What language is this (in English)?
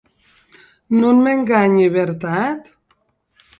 Occitan